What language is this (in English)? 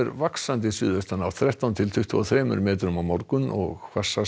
Icelandic